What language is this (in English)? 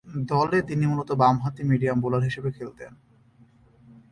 Bangla